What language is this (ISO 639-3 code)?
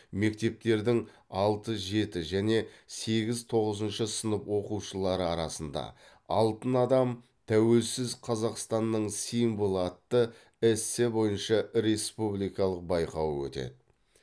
kaz